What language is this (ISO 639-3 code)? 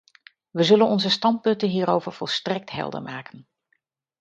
nld